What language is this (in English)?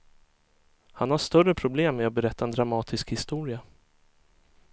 Swedish